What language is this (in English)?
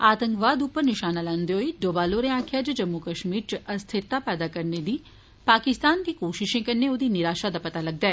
Dogri